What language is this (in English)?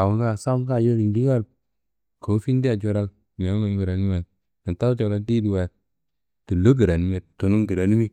Kanembu